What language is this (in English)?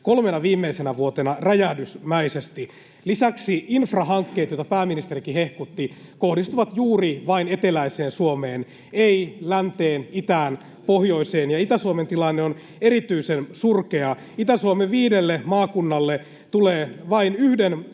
Finnish